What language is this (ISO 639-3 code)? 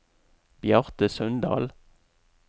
nor